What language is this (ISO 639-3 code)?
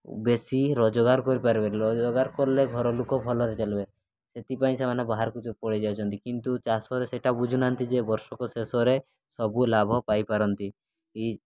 ori